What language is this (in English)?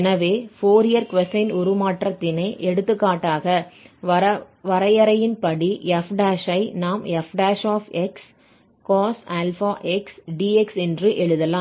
Tamil